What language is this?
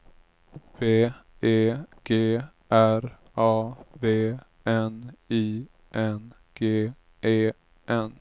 Swedish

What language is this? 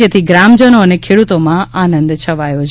Gujarati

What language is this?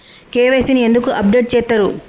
Telugu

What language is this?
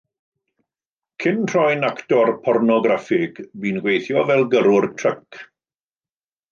Welsh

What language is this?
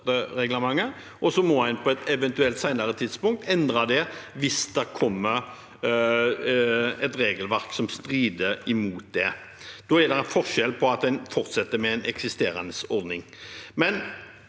Norwegian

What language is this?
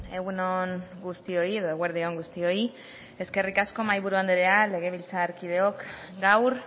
Basque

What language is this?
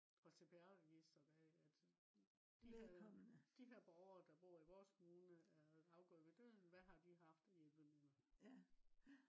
Danish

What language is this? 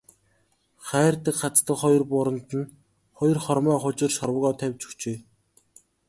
Mongolian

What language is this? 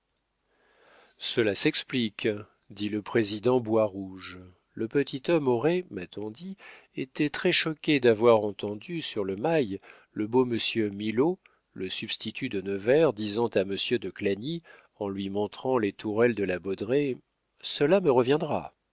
French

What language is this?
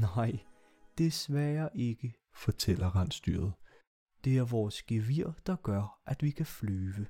Danish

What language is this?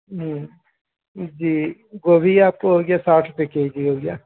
Urdu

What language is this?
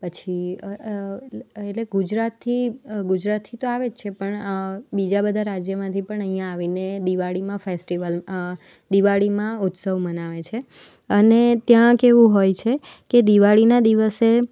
Gujarati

